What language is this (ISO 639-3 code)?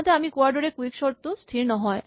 asm